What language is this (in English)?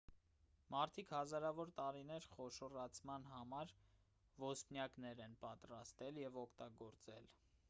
Armenian